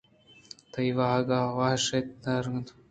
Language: Eastern Balochi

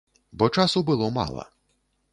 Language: Belarusian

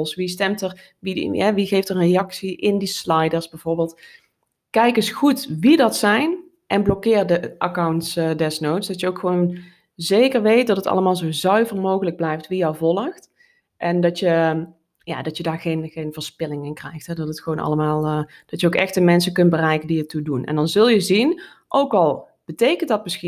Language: Dutch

